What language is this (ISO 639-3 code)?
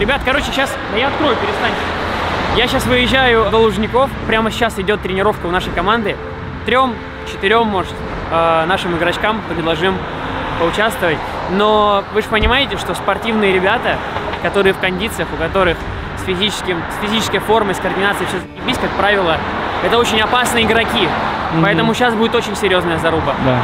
rus